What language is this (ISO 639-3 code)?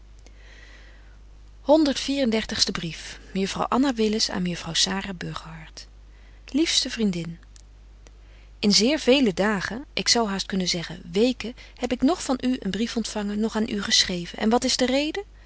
nld